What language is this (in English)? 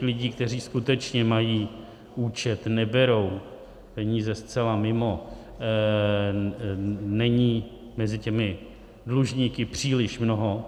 Czech